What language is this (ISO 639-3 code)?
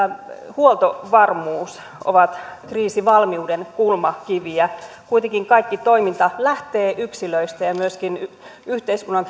fin